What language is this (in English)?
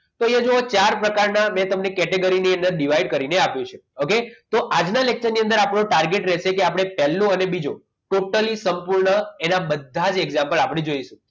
Gujarati